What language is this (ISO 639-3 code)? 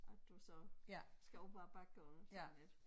dan